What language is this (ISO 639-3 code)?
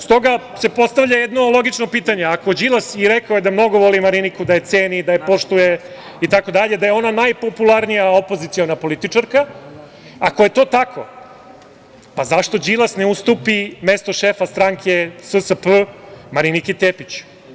srp